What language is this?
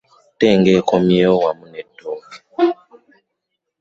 Ganda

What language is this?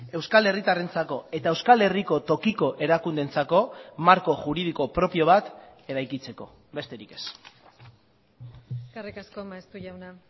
Basque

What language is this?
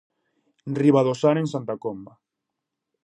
Galician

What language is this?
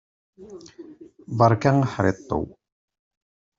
Kabyle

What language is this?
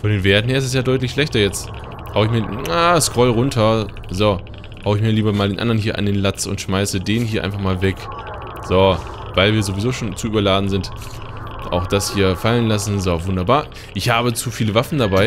German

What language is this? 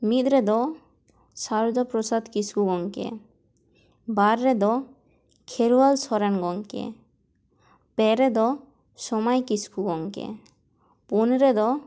Santali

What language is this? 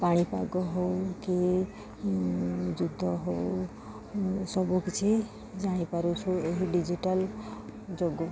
Odia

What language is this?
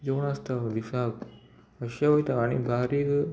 Konkani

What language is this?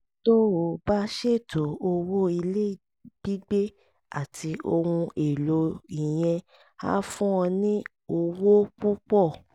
Yoruba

